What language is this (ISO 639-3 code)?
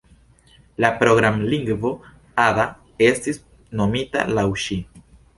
epo